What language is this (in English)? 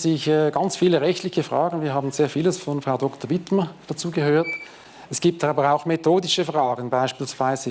German